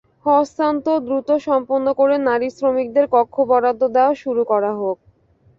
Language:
Bangla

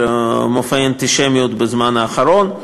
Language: Hebrew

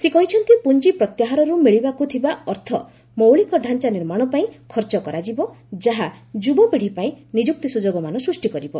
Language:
Odia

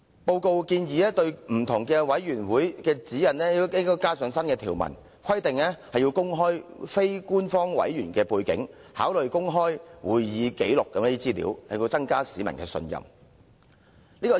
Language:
Cantonese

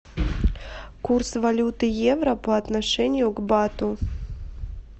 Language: Russian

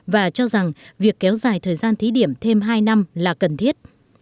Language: Vietnamese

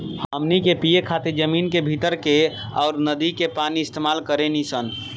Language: Bhojpuri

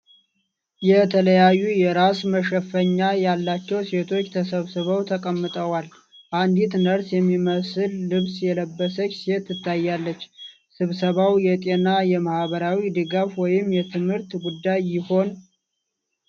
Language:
Amharic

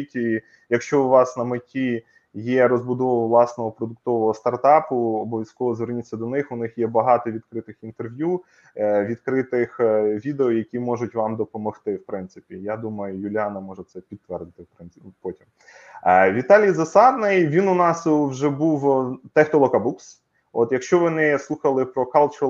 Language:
Ukrainian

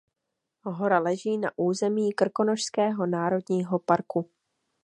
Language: Czech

